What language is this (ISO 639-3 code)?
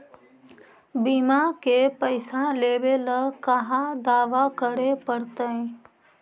mag